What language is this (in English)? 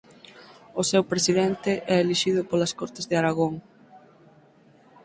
Galician